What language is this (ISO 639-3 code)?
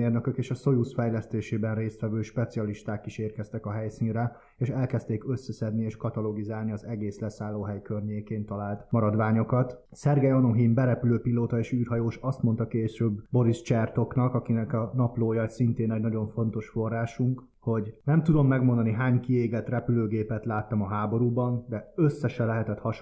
hun